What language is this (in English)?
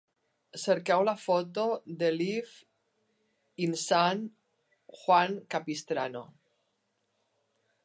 Catalan